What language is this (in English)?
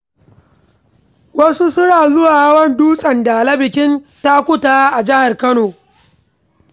Hausa